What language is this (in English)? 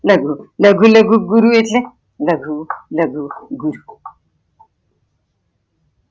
Gujarati